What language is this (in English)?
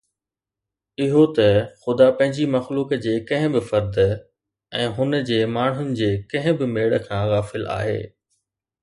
Sindhi